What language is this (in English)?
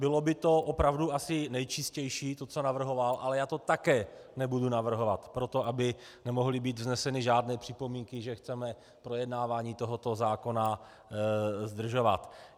Czech